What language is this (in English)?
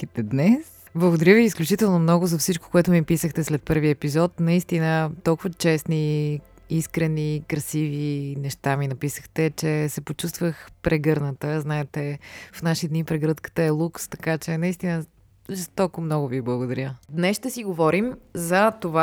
Bulgarian